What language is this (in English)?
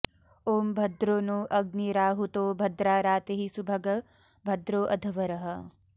Sanskrit